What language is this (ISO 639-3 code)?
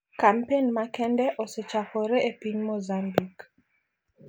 luo